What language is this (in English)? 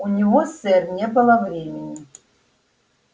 Russian